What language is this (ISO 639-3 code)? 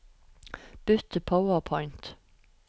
nor